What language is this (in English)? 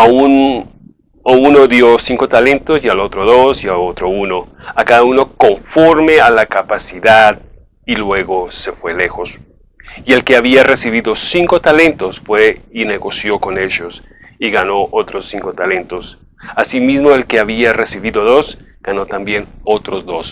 Spanish